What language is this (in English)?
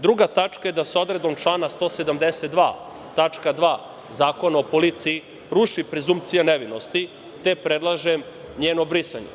Serbian